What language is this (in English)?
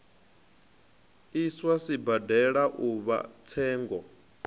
Venda